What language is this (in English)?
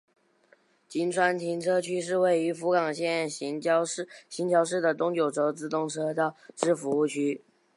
Chinese